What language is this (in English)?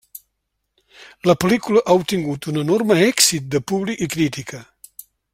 Catalan